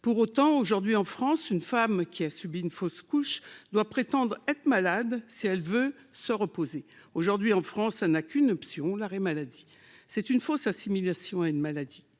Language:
French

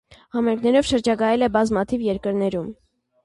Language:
Armenian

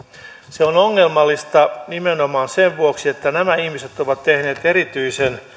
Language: Finnish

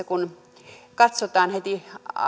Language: Finnish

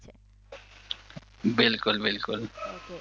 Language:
Gujarati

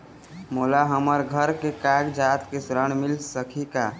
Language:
Chhattisgarhi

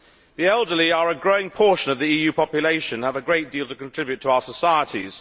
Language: English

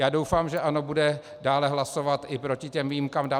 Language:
Czech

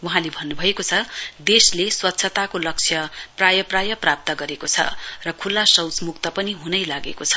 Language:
Nepali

